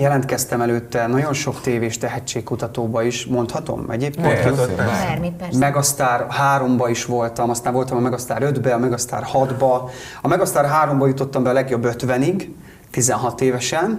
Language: Hungarian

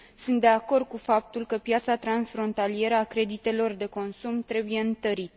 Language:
Romanian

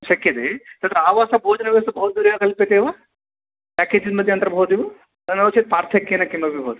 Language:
Sanskrit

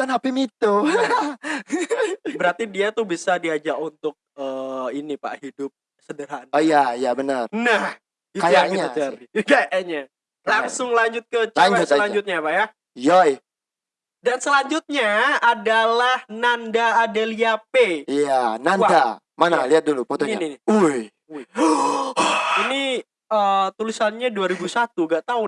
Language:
Indonesian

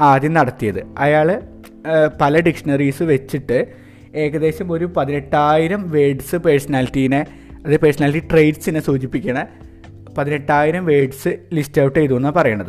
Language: Malayalam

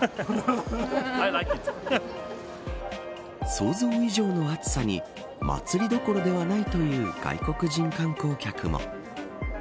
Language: Japanese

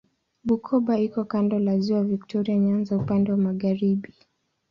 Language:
Swahili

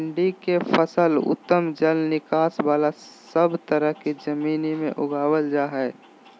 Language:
Magahi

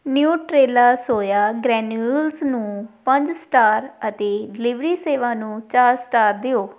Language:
Punjabi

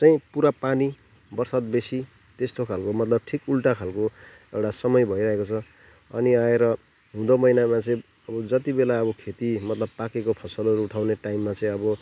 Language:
Nepali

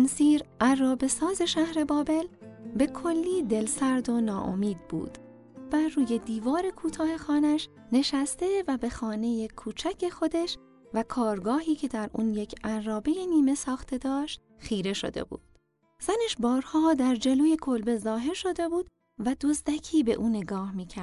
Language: Persian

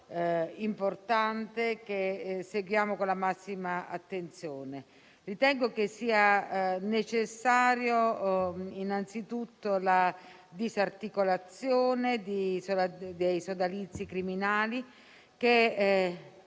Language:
Italian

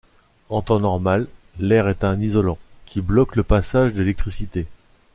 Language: French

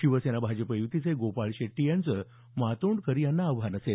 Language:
Marathi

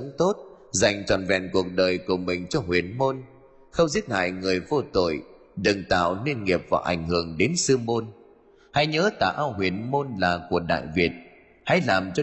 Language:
Vietnamese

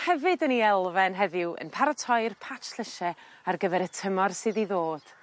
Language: Welsh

